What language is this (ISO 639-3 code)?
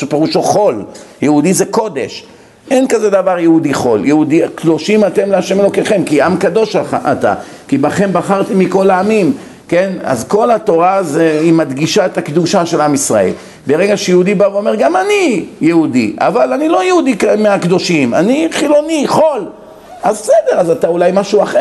heb